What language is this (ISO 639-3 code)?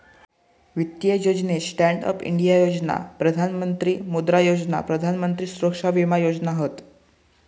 mar